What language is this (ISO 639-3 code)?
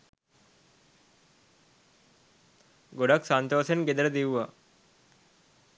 sin